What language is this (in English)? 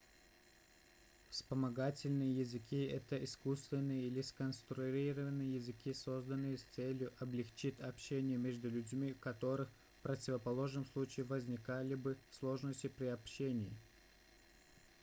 Russian